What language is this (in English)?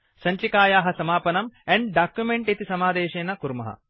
Sanskrit